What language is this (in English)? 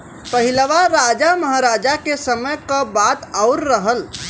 Bhojpuri